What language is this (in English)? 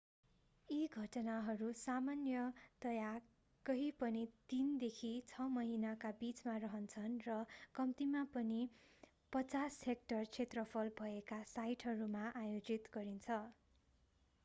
Nepali